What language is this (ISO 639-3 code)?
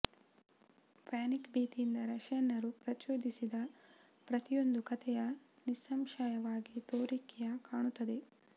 kan